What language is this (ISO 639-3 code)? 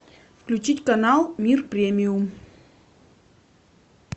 rus